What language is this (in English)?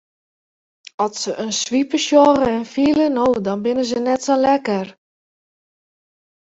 Western Frisian